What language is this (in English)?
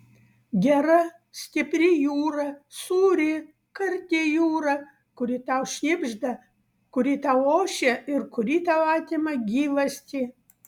Lithuanian